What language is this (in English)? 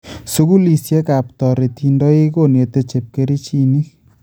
Kalenjin